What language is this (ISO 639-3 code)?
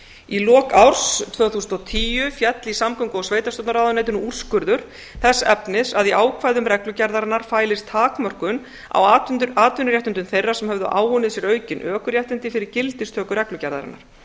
isl